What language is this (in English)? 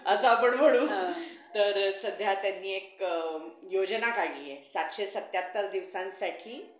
Marathi